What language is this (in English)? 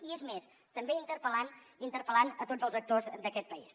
Catalan